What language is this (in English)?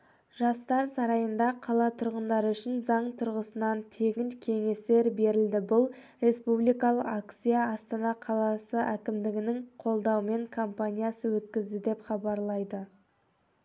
Kazakh